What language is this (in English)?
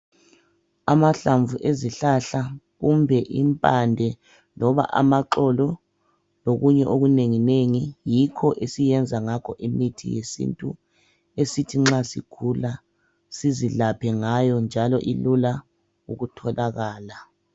North Ndebele